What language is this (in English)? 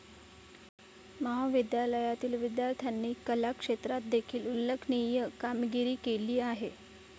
Marathi